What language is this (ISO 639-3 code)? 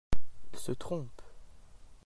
fra